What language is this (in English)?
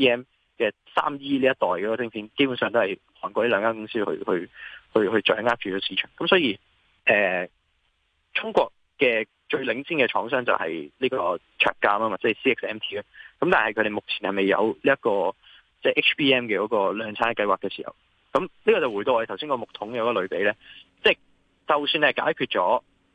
Chinese